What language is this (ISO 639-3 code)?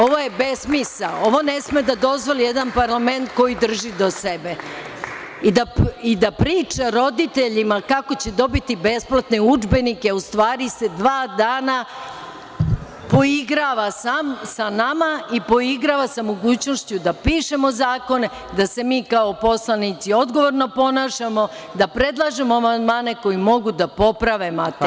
srp